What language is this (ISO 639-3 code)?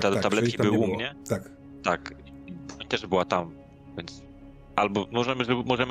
pol